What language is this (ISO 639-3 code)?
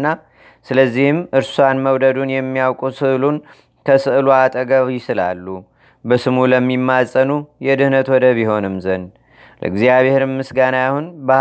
amh